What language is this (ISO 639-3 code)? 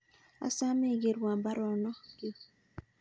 kln